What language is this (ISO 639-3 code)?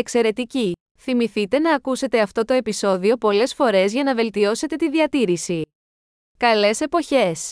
ell